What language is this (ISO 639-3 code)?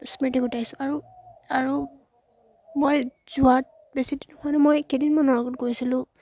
asm